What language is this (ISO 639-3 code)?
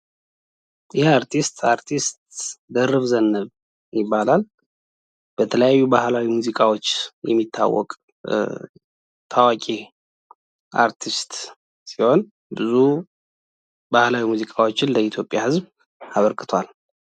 amh